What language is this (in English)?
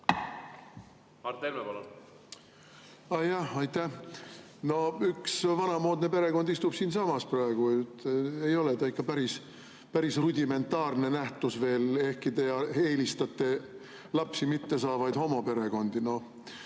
Estonian